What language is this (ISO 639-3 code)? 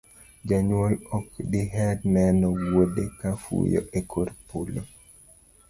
luo